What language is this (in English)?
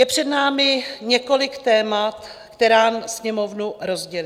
Czech